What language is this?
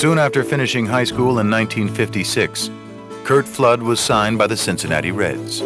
English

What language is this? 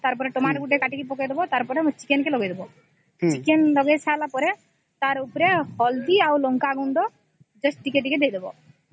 Odia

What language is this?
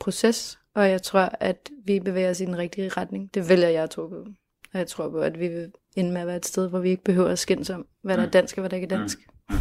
Danish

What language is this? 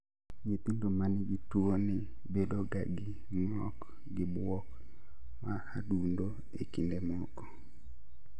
Luo (Kenya and Tanzania)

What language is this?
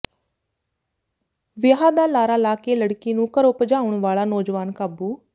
Punjabi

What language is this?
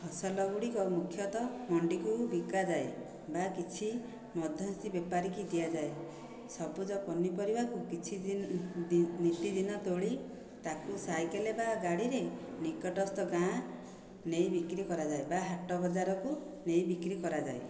Odia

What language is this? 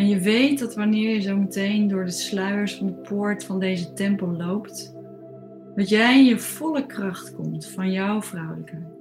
Dutch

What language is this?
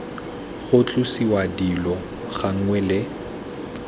Tswana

